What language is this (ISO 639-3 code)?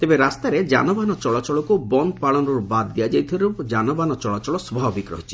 ori